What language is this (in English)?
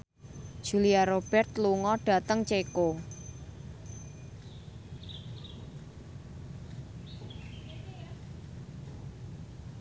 Javanese